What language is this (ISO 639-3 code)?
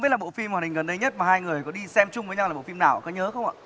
vie